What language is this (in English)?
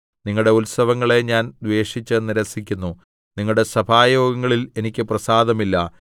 Malayalam